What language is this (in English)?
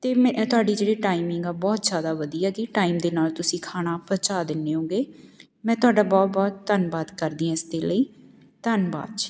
Punjabi